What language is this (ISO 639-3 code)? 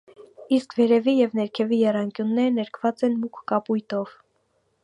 hye